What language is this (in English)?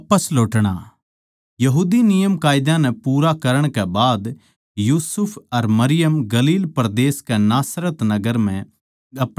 Haryanvi